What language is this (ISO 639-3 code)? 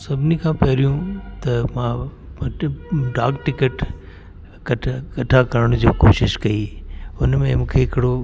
snd